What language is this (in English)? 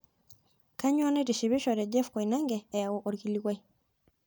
Masai